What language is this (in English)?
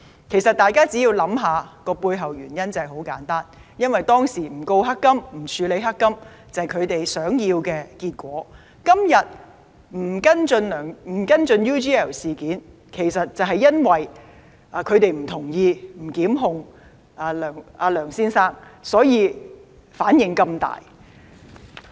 Cantonese